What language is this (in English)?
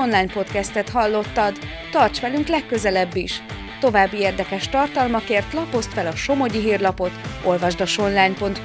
Hungarian